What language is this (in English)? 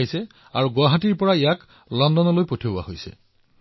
Assamese